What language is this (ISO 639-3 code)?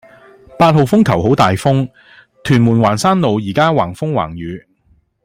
yue